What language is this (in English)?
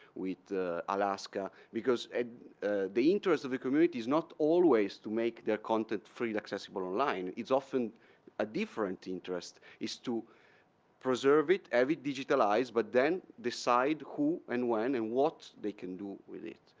English